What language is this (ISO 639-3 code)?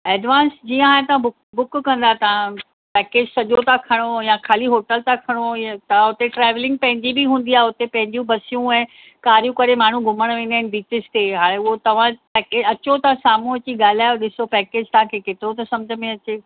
snd